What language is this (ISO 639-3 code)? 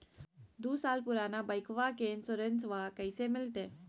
mag